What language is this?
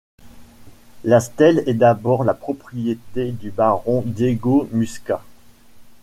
French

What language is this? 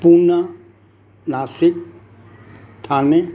Sindhi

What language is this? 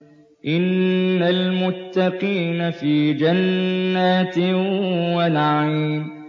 Arabic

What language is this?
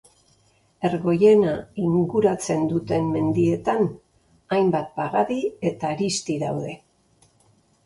Basque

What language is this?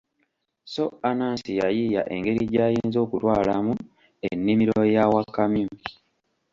Ganda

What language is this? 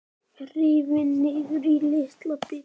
Icelandic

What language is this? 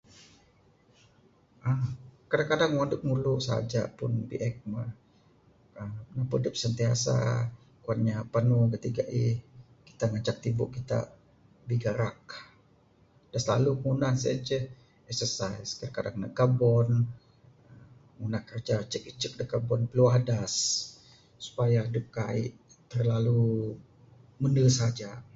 Bukar-Sadung Bidayuh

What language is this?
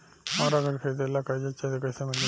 Bhojpuri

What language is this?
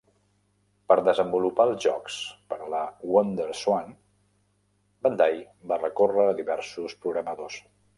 Catalan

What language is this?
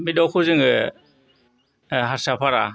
Bodo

